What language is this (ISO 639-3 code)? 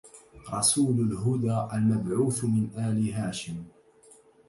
ara